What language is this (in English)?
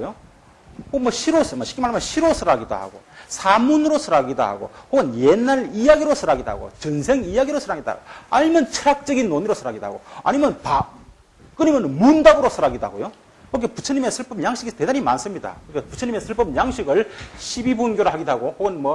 Korean